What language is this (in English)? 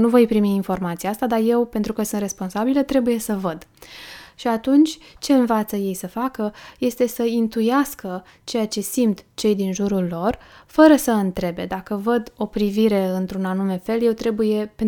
Romanian